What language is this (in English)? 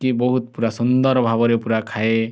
Odia